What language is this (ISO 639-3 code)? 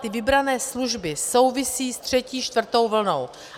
ces